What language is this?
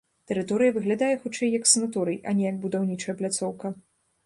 Belarusian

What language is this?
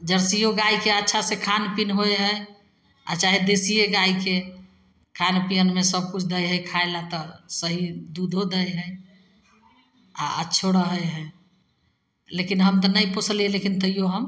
Maithili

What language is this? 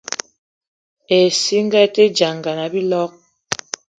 Eton (Cameroon)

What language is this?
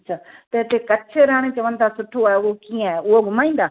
Sindhi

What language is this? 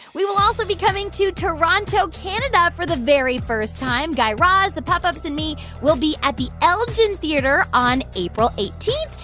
English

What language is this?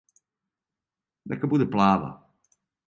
Serbian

